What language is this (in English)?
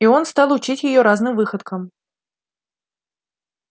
Russian